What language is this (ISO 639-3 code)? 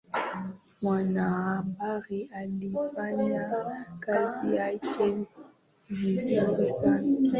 swa